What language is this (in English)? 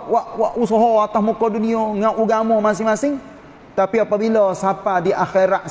Malay